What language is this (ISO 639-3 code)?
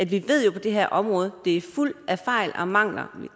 dan